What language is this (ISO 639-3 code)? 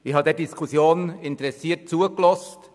gsw